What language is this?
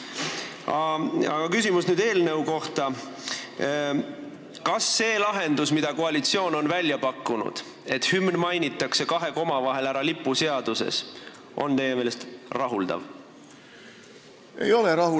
Estonian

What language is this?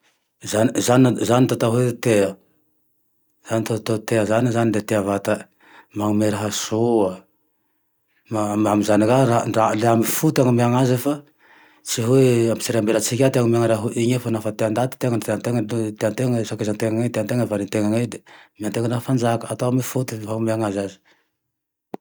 Tandroy-Mahafaly Malagasy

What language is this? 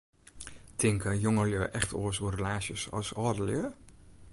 Western Frisian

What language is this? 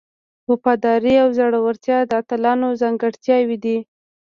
Pashto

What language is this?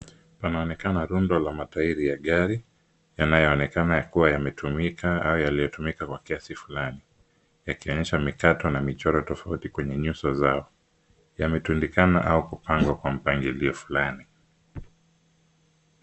Swahili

